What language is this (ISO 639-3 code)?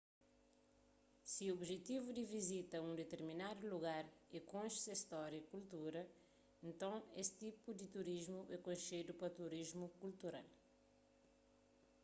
kea